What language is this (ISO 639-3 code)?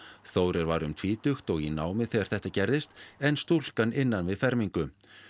isl